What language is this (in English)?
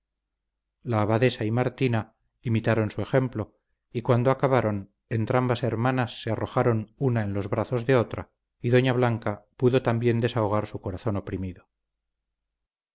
Spanish